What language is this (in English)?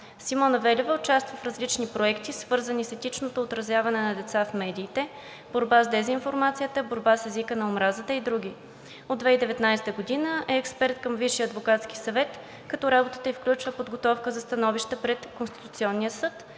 Bulgarian